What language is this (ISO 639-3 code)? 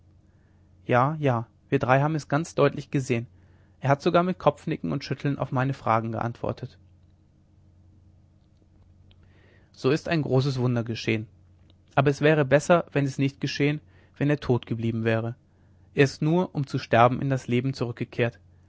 deu